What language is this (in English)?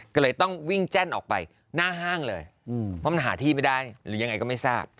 Thai